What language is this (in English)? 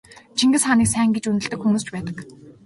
Mongolian